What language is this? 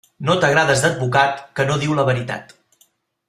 Catalan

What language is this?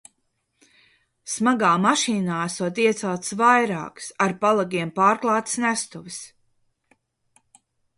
Latvian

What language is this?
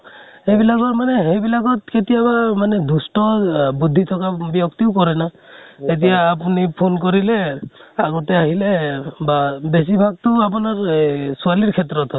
Assamese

